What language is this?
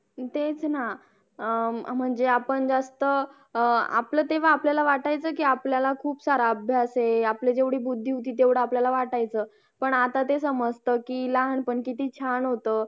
Marathi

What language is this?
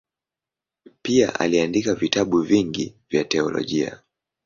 Swahili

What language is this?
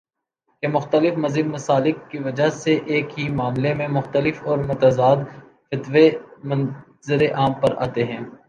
Urdu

